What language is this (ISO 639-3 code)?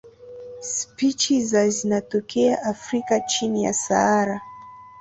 swa